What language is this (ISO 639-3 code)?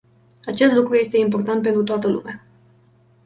ron